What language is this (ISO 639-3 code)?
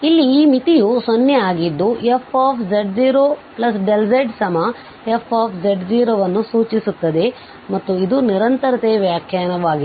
kan